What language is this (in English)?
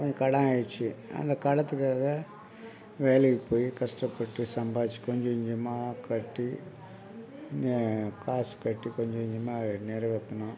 Tamil